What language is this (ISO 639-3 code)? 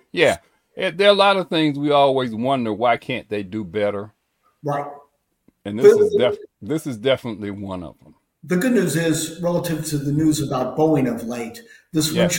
eng